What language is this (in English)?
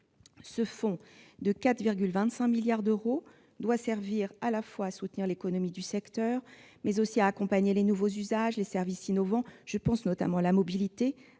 French